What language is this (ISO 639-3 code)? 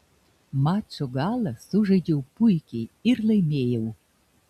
lit